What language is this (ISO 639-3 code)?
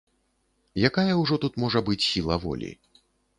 bel